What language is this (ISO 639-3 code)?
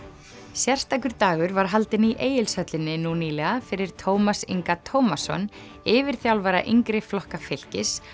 isl